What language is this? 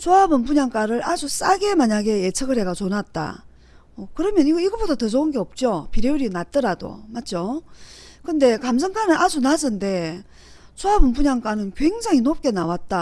Korean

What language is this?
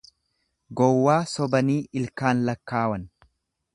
Oromo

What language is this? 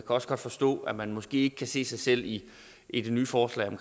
Danish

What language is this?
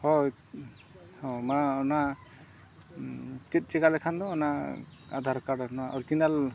Santali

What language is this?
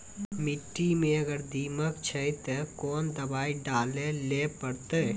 Maithili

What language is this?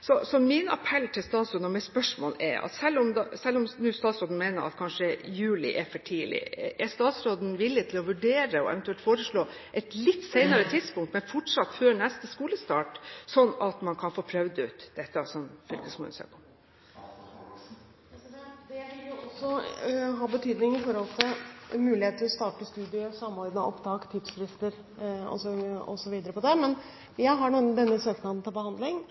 Norwegian Bokmål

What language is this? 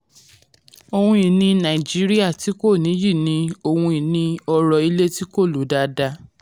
Yoruba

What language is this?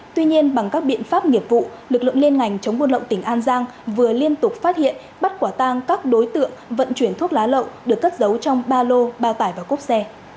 Vietnamese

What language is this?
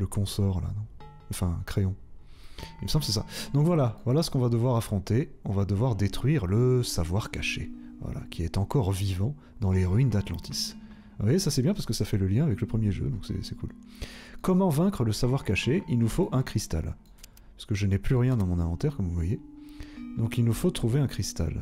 French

